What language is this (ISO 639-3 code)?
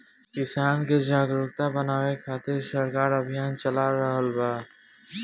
bho